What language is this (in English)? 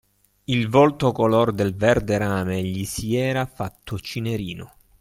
Italian